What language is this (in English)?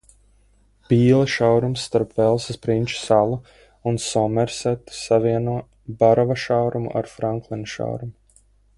Latvian